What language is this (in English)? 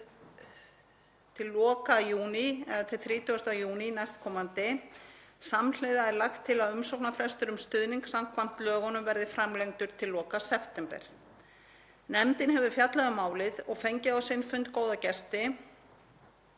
Icelandic